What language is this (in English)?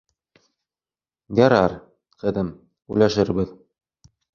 Bashkir